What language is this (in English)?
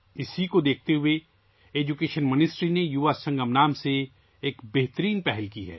Urdu